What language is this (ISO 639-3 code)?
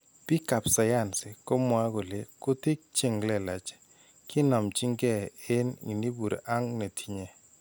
kln